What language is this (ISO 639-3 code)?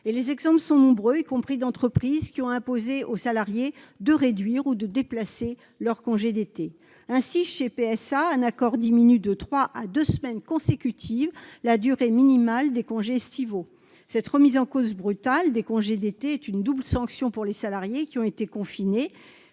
fra